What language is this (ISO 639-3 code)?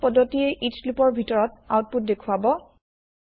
asm